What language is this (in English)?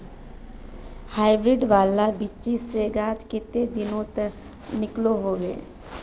Magahi